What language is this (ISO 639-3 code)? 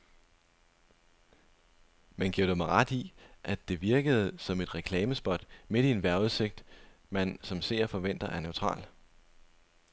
dan